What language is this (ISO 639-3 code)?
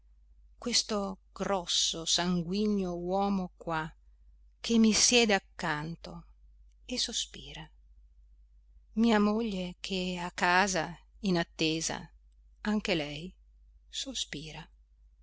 ita